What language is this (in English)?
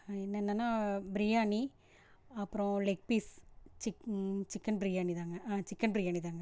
Tamil